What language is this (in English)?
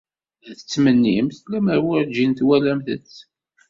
Kabyle